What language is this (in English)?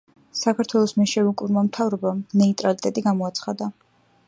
Georgian